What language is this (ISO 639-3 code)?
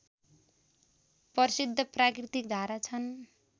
nep